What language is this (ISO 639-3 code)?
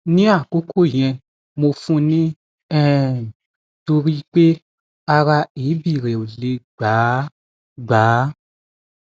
yor